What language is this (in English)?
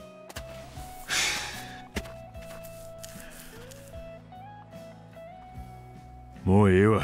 Japanese